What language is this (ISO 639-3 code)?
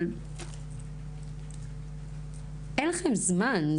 heb